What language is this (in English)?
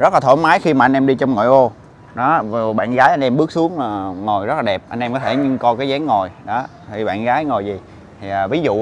Vietnamese